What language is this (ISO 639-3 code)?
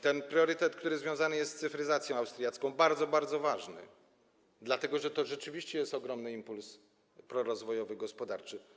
pol